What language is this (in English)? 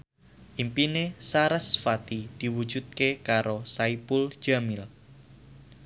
Javanese